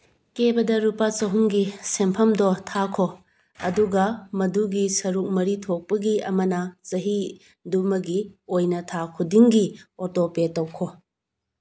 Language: Manipuri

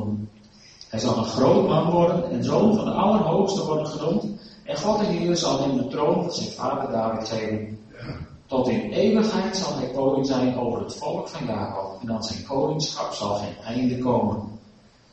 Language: Dutch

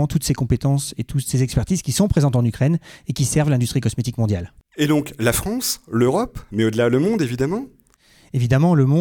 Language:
French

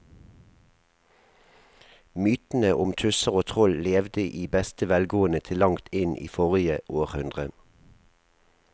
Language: Norwegian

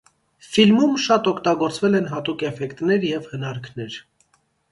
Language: Armenian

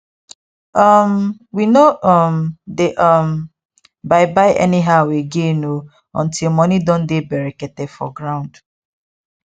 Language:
Nigerian Pidgin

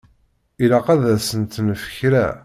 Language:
Kabyle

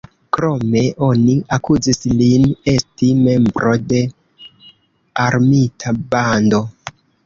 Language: Esperanto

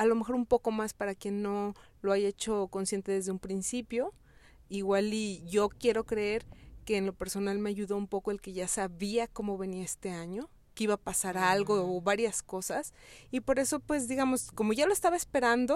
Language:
Spanish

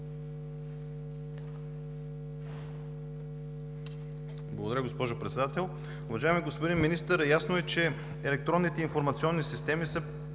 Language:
Bulgarian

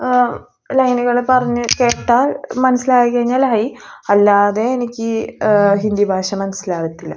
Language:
Malayalam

